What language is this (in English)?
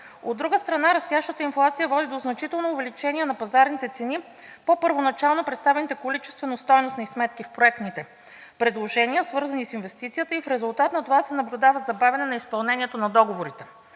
Bulgarian